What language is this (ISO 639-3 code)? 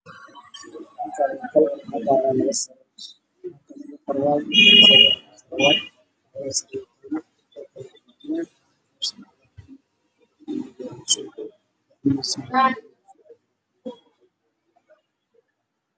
som